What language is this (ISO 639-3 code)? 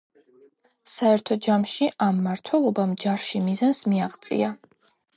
kat